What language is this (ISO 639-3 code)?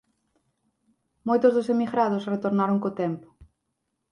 glg